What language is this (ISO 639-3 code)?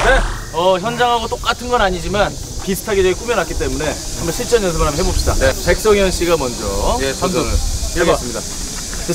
kor